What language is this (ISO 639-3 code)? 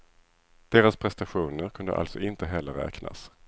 swe